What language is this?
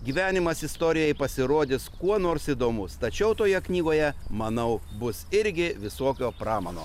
Lithuanian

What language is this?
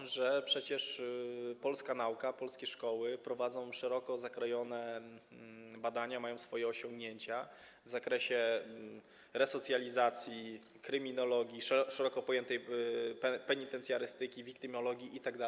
Polish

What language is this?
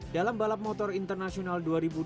Indonesian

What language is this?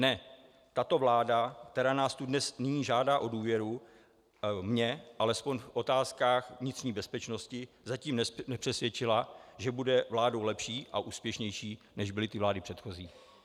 Czech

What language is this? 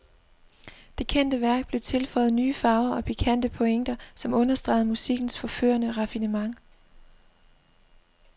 Danish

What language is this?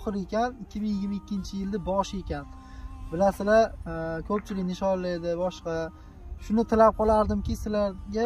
Turkish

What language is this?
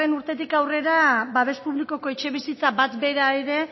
Basque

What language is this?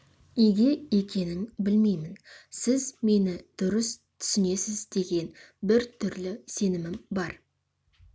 Kazakh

